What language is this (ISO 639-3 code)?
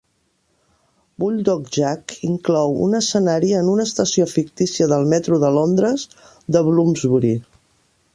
cat